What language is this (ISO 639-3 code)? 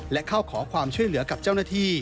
tha